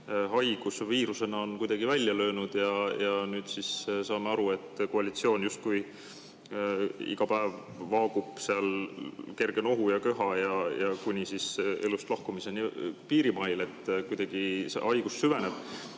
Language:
Estonian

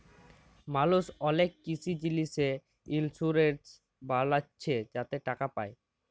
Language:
Bangla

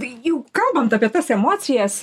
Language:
Lithuanian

